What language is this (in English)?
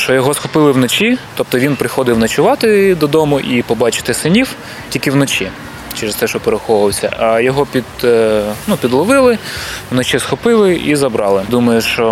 Ukrainian